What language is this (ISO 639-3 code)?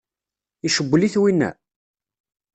kab